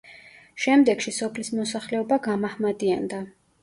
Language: Georgian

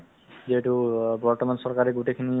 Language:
Assamese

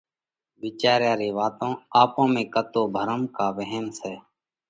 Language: Parkari Koli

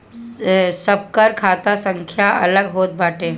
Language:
Bhojpuri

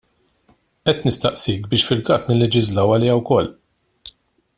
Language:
Maltese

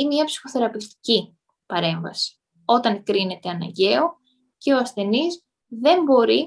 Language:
Greek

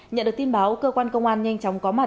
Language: Vietnamese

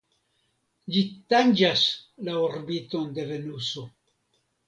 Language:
Esperanto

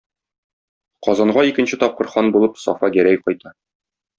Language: Tatar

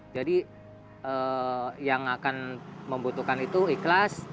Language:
Indonesian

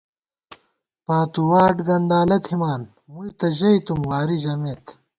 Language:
Gawar-Bati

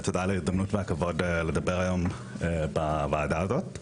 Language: Hebrew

